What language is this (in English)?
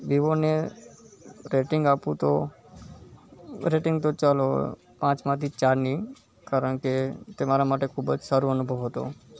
Gujarati